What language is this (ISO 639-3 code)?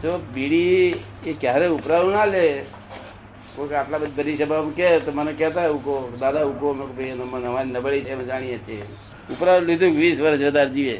guj